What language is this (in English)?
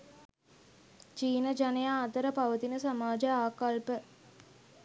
Sinhala